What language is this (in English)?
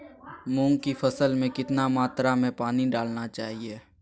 Magahi